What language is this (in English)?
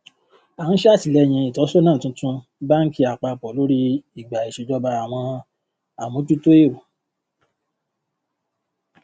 Yoruba